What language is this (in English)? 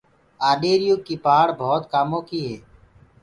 Gurgula